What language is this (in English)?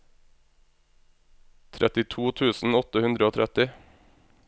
Norwegian